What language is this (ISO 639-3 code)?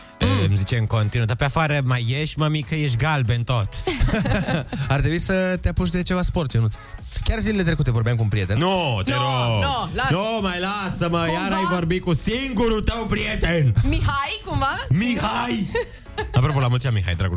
ron